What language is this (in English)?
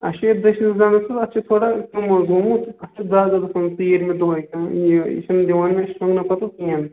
Kashmiri